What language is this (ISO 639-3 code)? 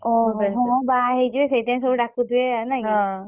ori